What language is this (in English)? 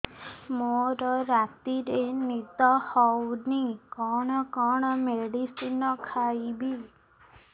Odia